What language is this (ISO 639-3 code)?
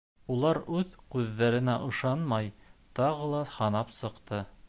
bak